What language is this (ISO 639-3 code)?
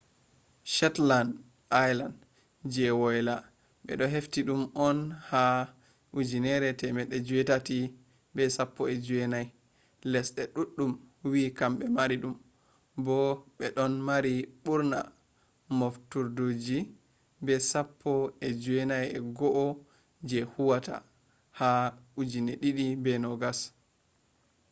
ful